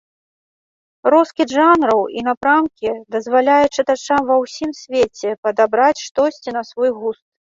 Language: Belarusian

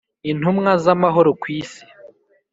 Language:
Kinyarwanda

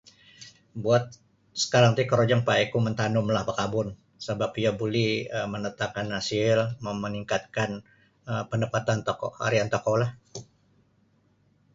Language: Sabah Bisaya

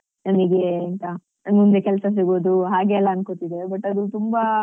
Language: Kannada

